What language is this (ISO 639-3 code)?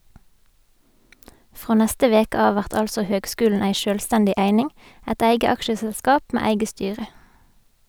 nor